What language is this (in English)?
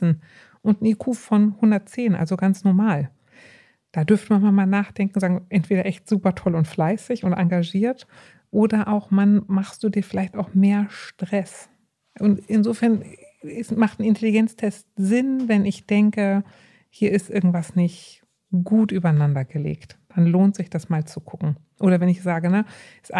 German